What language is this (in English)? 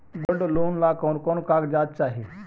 Magahi